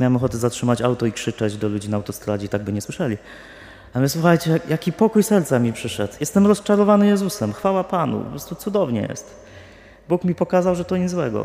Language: Polish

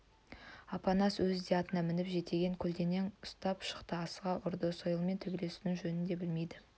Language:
Kazakh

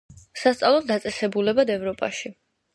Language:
Georgian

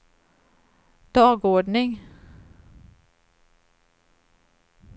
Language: Swedish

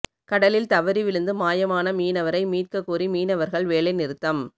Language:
Tamil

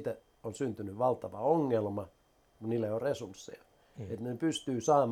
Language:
Finnish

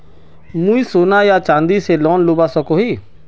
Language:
Magahi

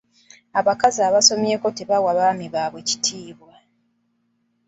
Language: Ganda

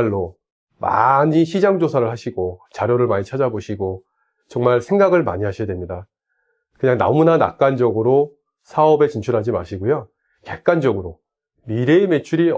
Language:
Korean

